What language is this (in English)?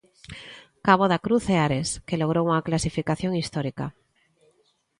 Galician